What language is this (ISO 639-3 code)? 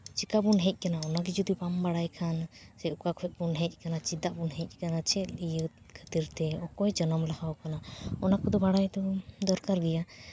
sat